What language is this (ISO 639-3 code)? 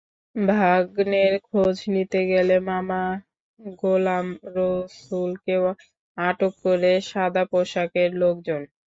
ben